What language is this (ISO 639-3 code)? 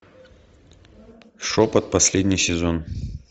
rus